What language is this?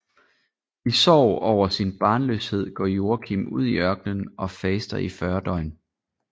Danish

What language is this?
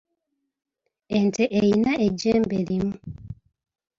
Ganda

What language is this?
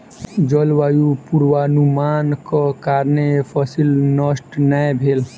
Maithili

